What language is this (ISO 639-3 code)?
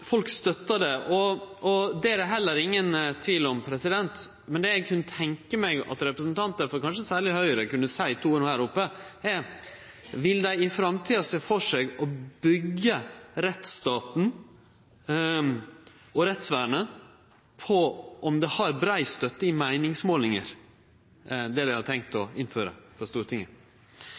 nno